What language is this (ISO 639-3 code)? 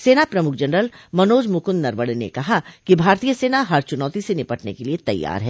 hin